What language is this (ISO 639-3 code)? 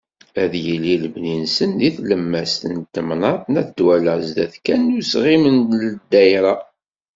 kab